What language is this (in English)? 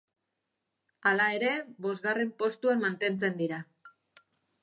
Basque